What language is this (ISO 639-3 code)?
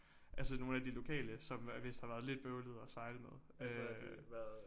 dan